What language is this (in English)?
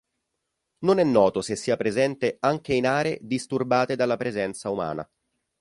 Italian